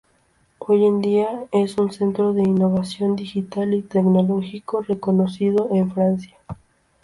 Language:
Spanish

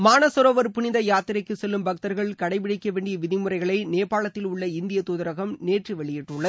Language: Tamil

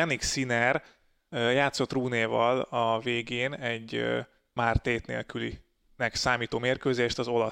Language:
Hungarian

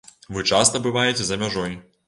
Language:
Belarusian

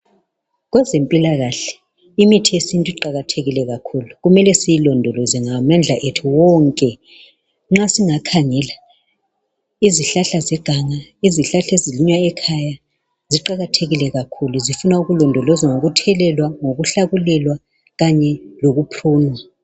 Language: North Ndebele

